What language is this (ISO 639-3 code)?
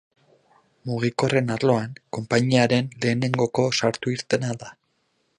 eus